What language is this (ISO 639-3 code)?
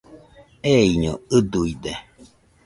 hux